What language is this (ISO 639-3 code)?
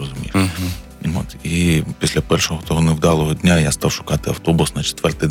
ukr